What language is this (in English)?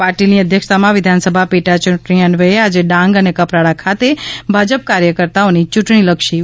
Gujarati